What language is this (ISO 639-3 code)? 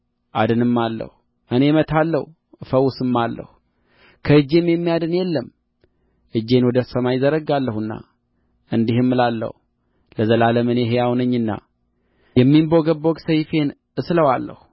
amh